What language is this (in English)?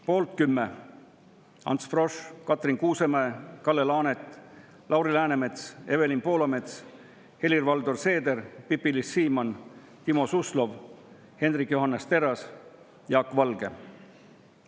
Estonian